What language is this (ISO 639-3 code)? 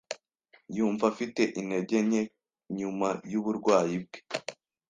kin